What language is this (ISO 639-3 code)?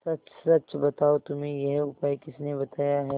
hin